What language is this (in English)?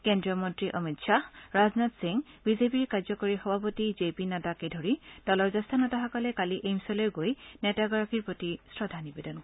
Assamese